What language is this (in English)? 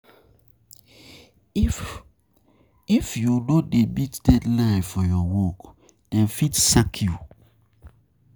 Nigerian Pidgin